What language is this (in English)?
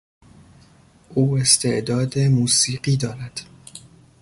Persian